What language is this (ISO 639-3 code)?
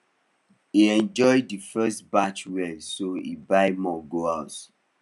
pcm